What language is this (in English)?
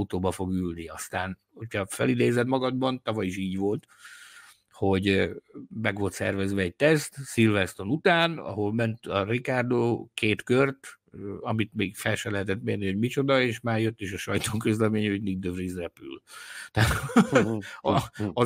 Hungarian